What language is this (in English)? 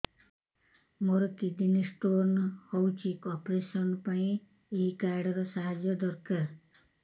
Odia